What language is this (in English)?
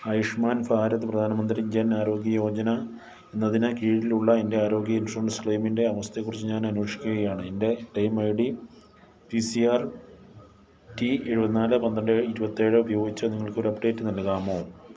Malayalam